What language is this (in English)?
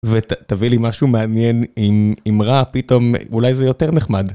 Hebrew